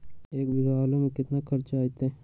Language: Magahi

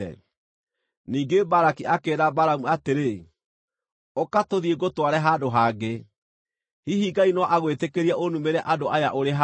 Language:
Kikuyu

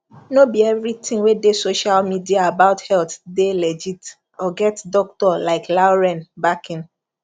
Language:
Nigerian Pidgin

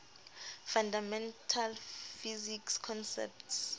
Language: Southern Sotho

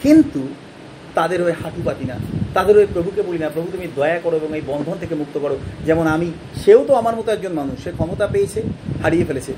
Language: Bangla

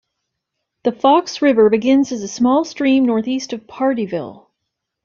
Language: English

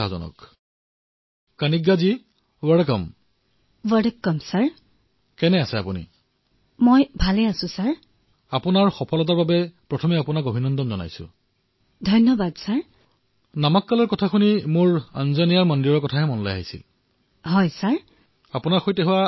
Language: Assamese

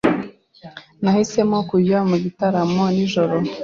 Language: Kinyarwanda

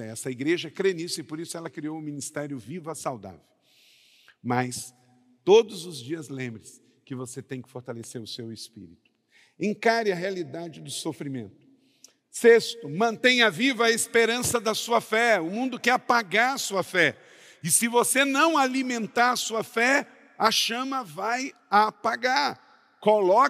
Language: Portuguese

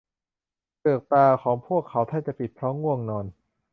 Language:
Thai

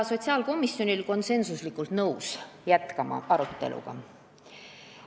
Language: Estonian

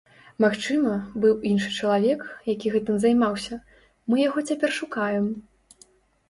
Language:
Belarusian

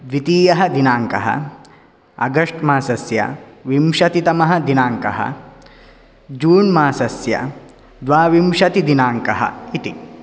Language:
Sanskrit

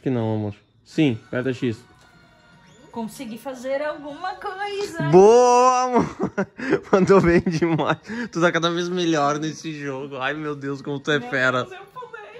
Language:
Portuguese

